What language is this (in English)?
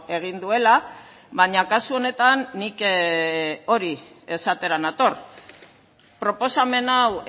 Basque